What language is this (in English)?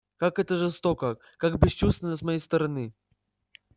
Russian